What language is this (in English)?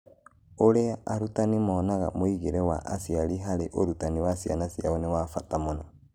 Kikuyu